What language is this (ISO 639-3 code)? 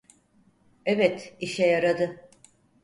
tur